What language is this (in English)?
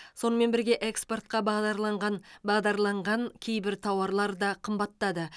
Kazakh